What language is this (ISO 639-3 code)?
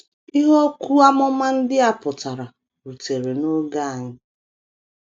ibo